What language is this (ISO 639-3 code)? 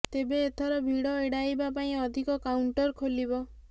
ori